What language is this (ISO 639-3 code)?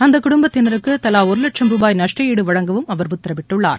tam